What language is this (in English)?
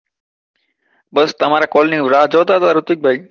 Gujarati